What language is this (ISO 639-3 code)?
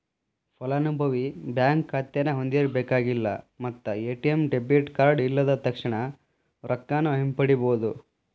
kan